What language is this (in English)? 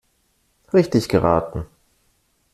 German